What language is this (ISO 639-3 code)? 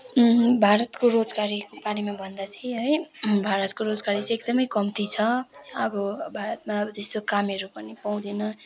nep